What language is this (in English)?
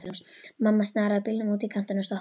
Icelandic